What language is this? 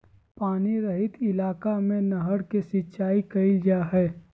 Magahi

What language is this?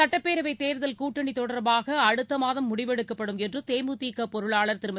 Tamil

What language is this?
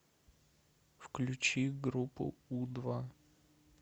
Russian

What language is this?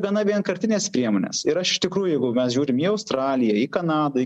Lithuanian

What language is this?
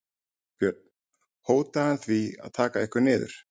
Icelandic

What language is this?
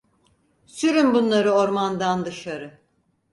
Turkish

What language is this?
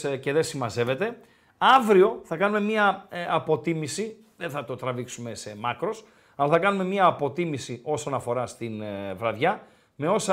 Greek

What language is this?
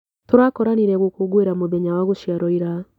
Kikuyu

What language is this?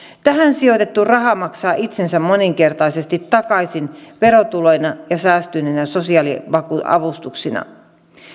Finnish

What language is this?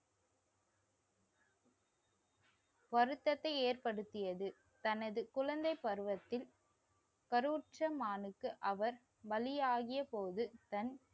Tamil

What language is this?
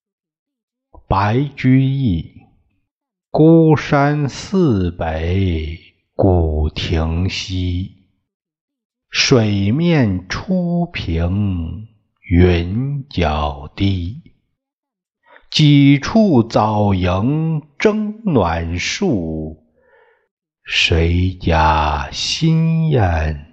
Chinese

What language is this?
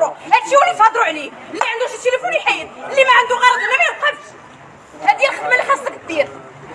Arabic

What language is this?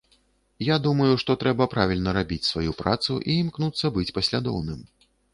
Belarusian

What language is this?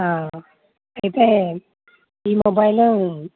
Telugu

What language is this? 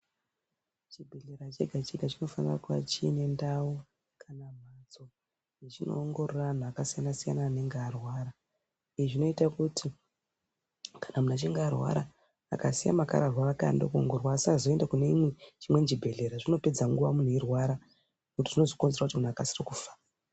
Ndau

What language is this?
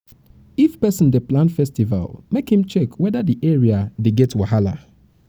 Nigerian Pidgin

